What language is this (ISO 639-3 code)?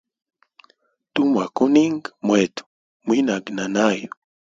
hem